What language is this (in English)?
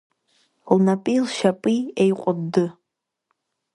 Abkhazian